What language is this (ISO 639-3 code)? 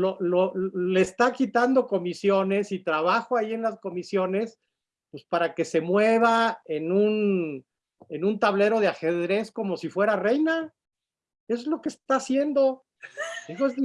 spa